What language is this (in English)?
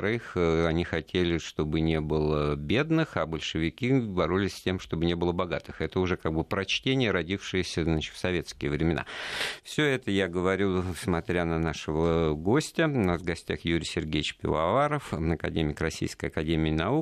Russian